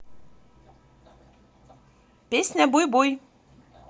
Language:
Russian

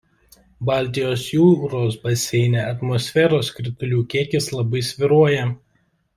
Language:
Lithuanian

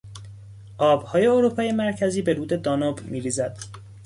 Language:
Persian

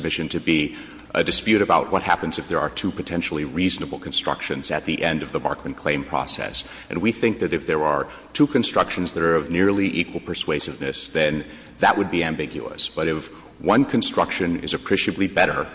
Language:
English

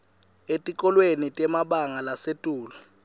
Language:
Swati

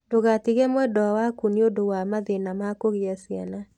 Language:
Kikuyu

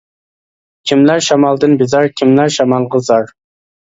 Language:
Uyghur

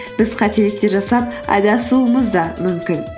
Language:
Kazakh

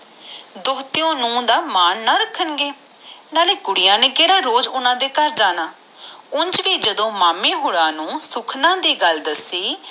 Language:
Punjabi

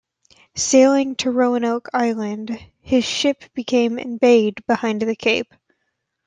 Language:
English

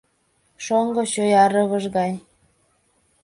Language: Mari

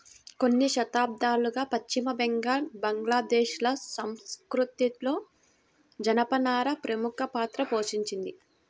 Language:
Telugu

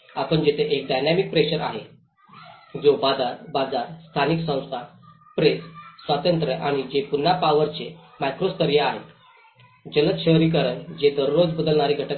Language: Marathi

